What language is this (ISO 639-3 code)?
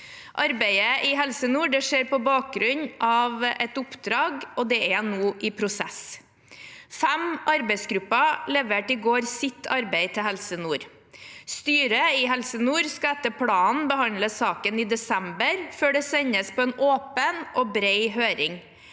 nor